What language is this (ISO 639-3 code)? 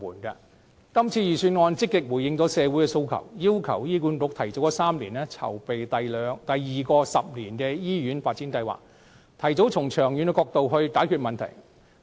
yue